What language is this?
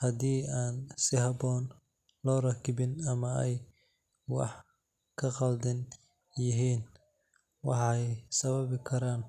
Somali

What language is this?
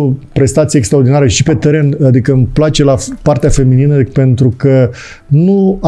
Romanian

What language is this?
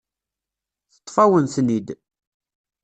Kabyle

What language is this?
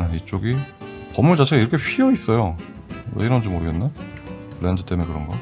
Korean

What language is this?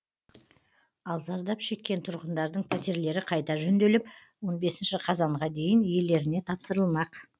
Kazakh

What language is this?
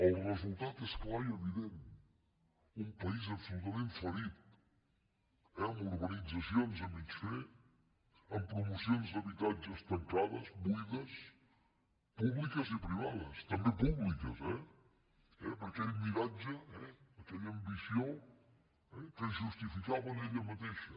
Catalan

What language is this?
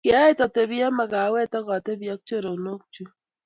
Kalenjin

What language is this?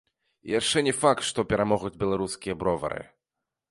Belarusian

